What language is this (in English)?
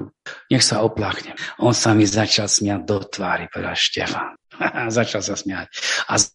Slovak